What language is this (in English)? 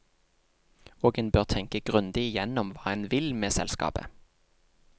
Norwegian